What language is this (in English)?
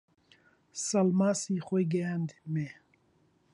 Central Kurdish